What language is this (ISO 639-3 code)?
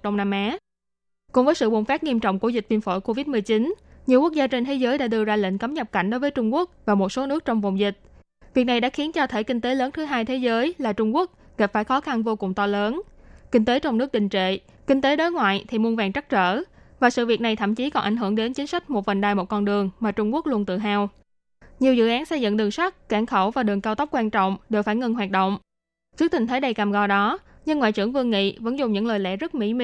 vie